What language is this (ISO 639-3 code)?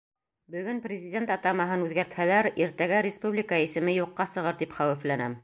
bak